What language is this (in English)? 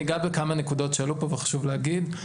Hebrew